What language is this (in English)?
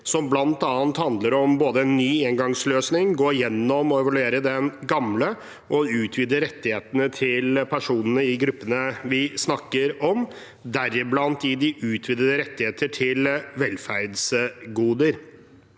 Norwegian